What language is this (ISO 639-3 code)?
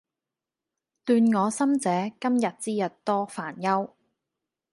yue